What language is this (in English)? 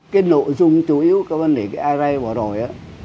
Vietnamese